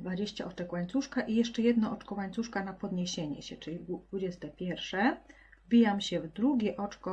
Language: Polish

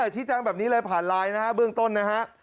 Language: Thai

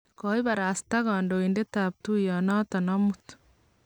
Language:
Kalenjin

